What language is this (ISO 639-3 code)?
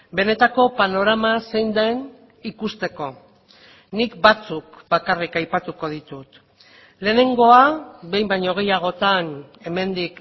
eus